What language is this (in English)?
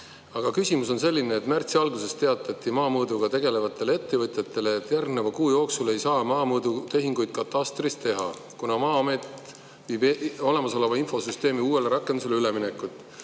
Estonian